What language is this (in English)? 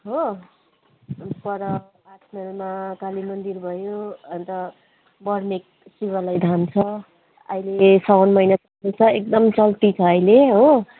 Nepali